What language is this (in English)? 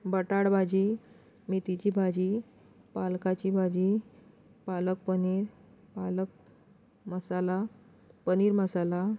Konkani